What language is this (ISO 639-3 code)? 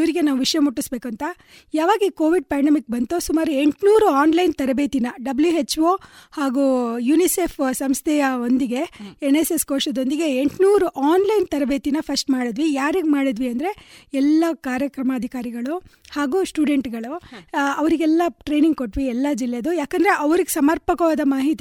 kan